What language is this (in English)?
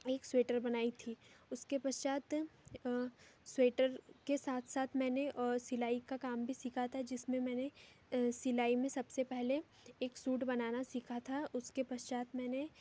Hindi